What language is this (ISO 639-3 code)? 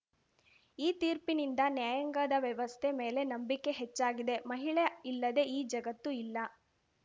kan